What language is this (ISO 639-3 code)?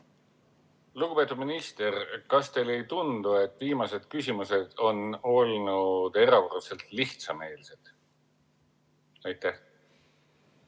est